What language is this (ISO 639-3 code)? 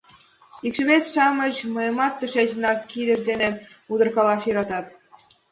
chm